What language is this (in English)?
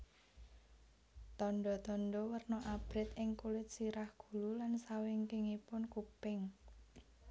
Javanese